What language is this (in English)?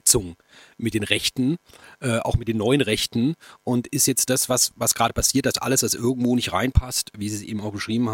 German